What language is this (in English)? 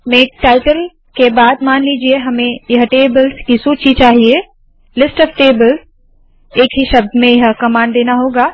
Hindi